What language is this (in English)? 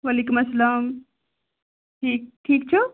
Kashmiri